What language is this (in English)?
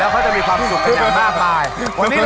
Thai